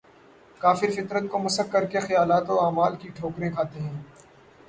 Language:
Urdu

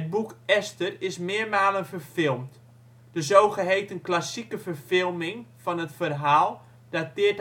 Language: Dutch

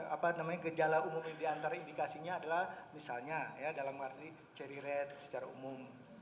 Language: Indonesian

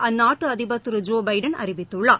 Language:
Tamil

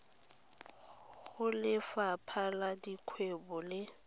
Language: Tswana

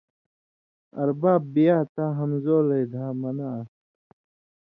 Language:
Indus Kohistani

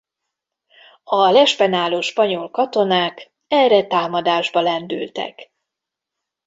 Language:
Hungarian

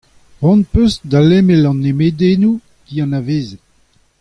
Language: Breton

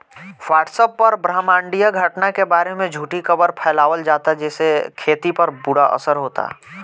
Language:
Bhojpuri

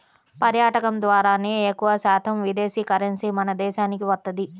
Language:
Telugu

